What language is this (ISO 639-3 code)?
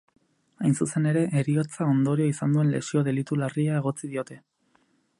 eus